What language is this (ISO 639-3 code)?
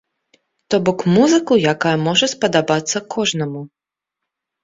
bel